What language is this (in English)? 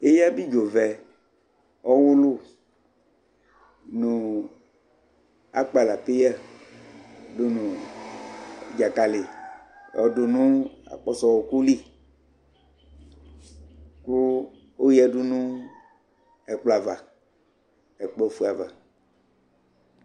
Ikposo